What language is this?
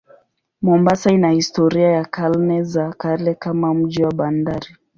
Swahili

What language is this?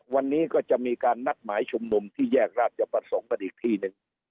Thai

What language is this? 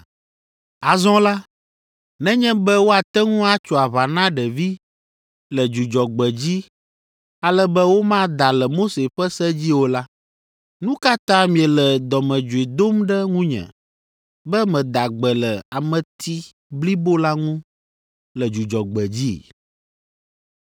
Ewe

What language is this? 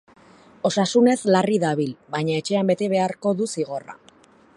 Basque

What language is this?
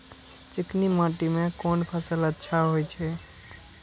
Maithili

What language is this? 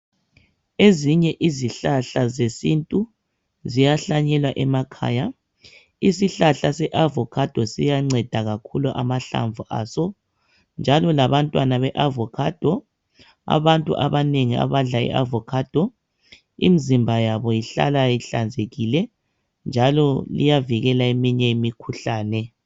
North Ndebele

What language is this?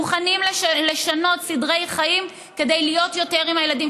Hebrew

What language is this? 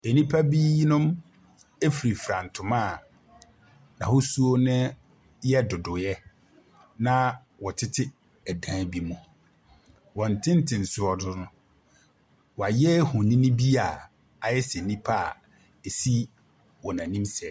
Akan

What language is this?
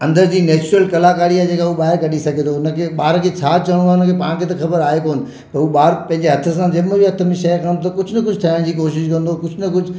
Sindhi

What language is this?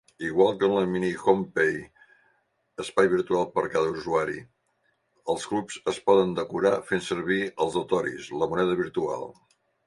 Catalan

